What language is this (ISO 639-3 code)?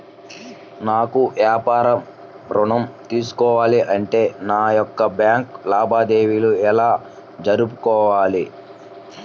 tel